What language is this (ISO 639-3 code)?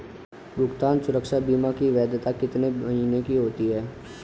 hin